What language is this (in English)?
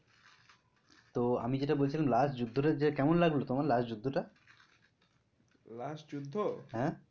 Bangla